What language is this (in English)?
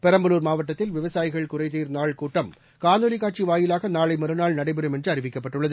Tamil